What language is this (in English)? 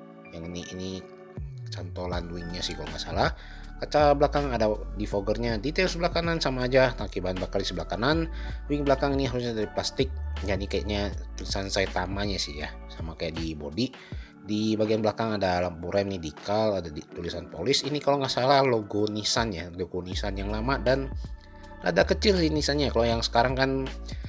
Indonesian